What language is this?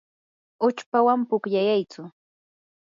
Yanahuanca Pasco Quechua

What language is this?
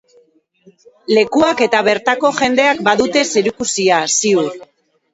Basque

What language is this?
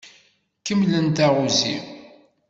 Kabyle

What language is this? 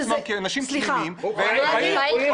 Hebrew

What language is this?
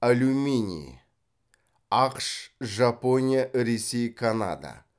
Kazakh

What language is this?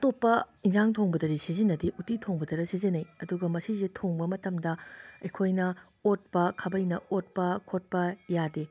Manipuri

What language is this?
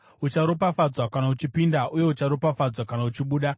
Shona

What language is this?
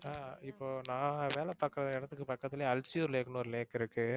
Tamil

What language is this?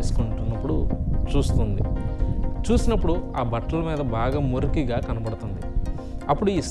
Indonesian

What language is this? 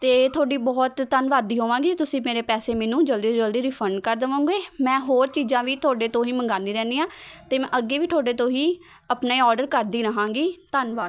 Punjabi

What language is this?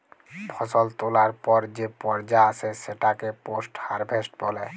Bangla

